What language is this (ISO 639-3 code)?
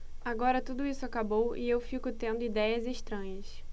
por